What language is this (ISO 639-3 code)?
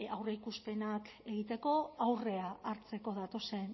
eus